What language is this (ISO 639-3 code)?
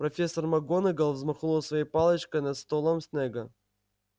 rus